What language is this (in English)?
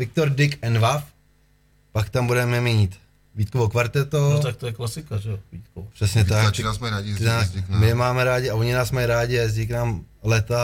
Czech